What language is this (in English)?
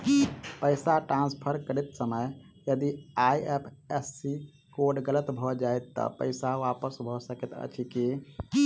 Maithili